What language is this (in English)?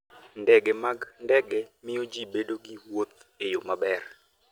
Luo (Kenya and Tanzania)